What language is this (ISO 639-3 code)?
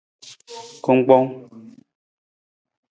nmz